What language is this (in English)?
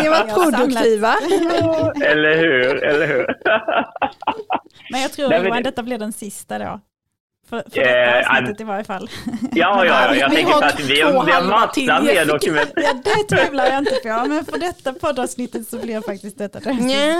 Swedish